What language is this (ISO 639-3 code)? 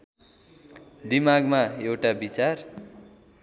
nep